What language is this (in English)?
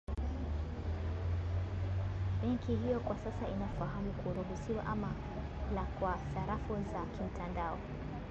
Swahili